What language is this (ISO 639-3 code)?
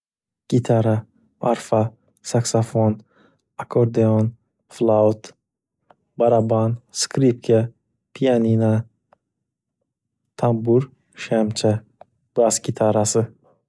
uzb